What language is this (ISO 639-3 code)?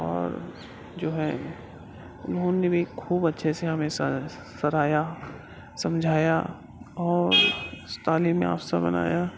urd